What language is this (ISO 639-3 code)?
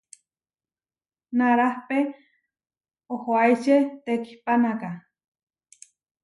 var